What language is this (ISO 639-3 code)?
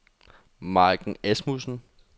dan